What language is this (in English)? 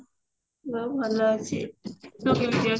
Odia